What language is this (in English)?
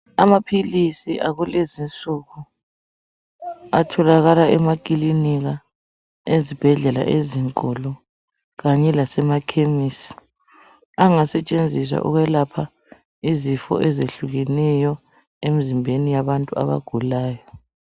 North Ndebele